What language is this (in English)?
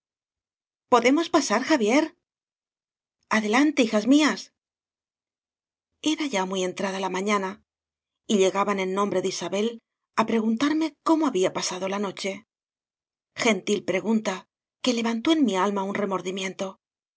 Spanish